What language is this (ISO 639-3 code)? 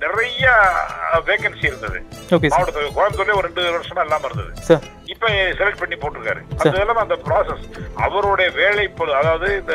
tam